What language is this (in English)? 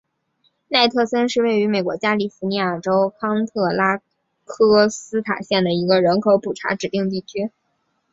Chinese